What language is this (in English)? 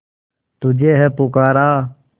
Hindi